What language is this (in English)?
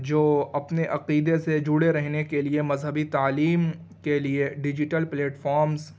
Urdu